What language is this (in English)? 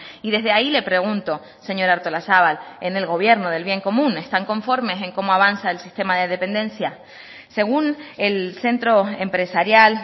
Spanish